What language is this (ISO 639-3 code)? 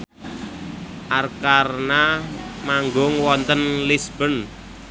jav